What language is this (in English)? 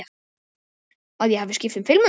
Icelandic